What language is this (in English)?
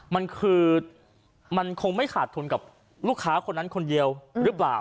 Thai